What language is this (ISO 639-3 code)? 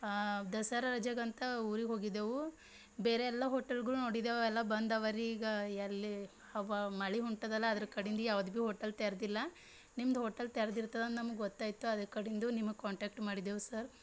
kan